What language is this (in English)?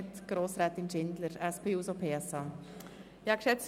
Swiss German